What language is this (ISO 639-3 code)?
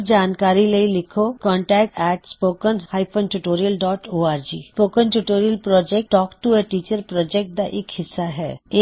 pan